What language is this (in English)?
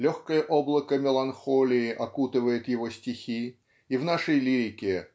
Russian